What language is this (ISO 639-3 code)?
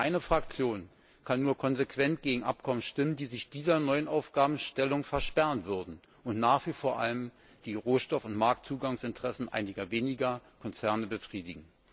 deu